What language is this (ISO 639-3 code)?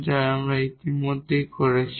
ben